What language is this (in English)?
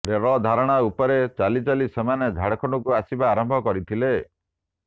Odia